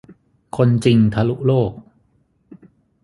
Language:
Thai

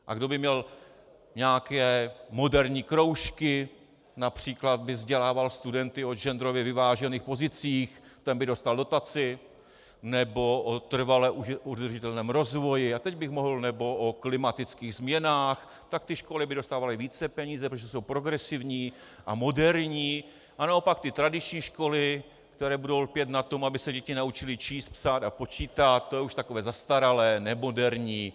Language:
Czech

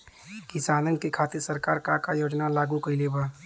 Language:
Bhojpuri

